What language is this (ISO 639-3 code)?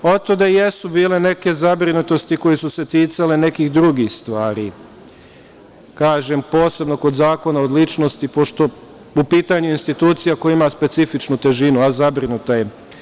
srp